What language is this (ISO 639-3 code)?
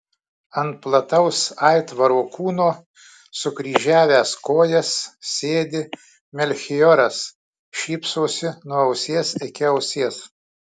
lit